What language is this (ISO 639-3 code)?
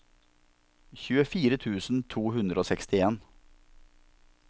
nor